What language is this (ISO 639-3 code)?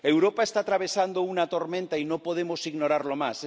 spa